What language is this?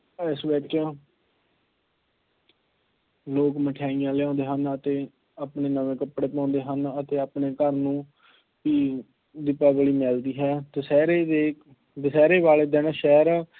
Punjabi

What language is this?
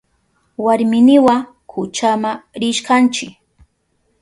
Southern Pastaza Quechua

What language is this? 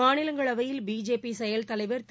Tamil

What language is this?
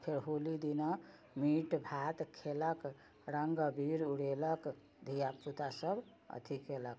Maithili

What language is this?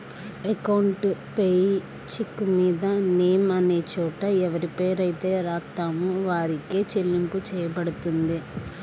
Telugu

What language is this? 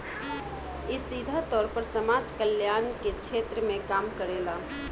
Bhojpuri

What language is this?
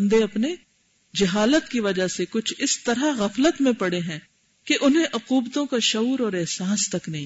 Urdu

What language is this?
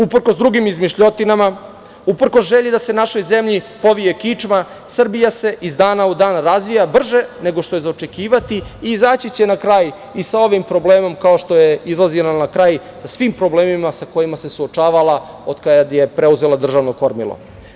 Serbian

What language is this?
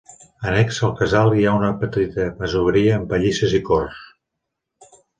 Catalan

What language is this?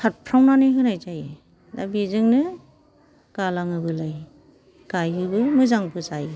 Bodo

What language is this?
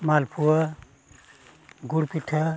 Santali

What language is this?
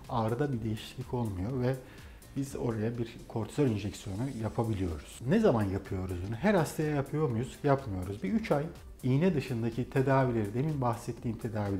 Turkish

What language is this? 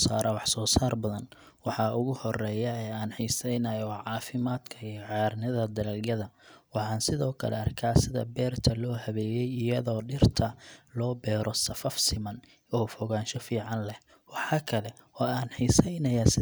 Somali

